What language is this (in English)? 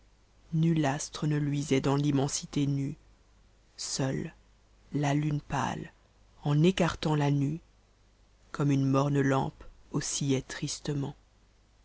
French